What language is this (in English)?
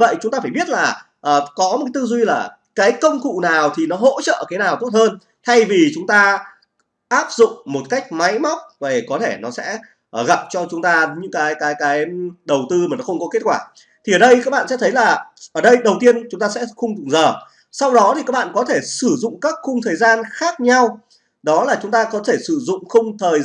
Vietnamese